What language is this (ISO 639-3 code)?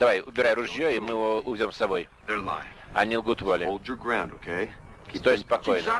rus